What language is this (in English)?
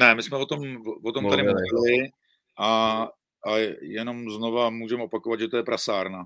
Czech